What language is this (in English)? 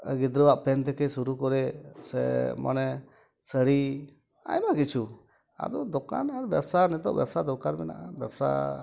Santali